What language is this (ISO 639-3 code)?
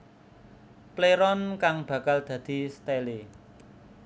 jav